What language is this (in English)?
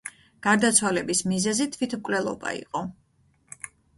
Georgian